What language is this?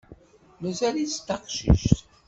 Kabyle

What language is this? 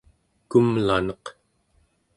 Central Yupik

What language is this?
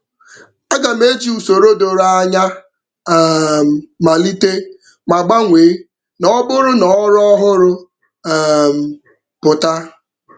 Igbo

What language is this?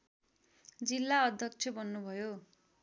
Nepali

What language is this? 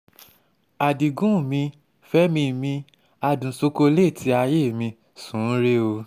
Yoruba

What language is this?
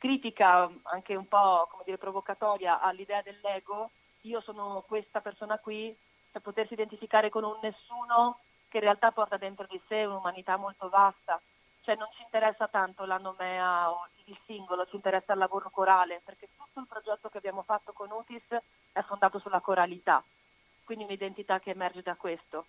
Italian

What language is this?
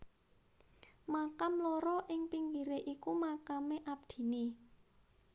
Javanese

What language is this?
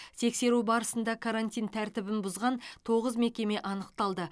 Kazakh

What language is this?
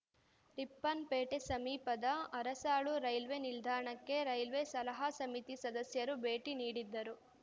Kannada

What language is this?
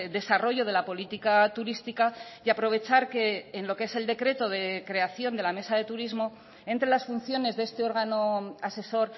Spanish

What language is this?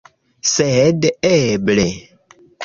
Esperanto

